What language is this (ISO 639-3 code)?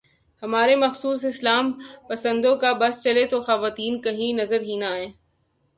urd